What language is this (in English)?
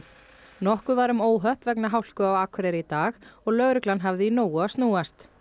Icelandic